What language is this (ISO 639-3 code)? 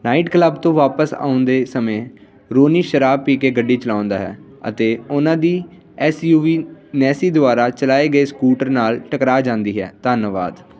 pan